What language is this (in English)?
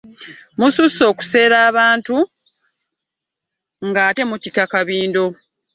Ganda